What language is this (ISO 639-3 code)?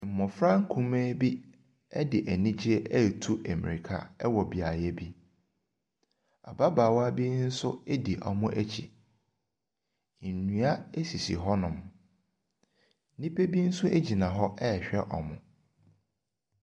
aka